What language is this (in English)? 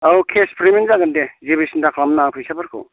Bodo